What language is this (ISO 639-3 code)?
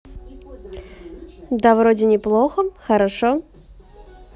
rus